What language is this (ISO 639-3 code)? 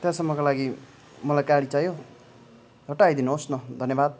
nep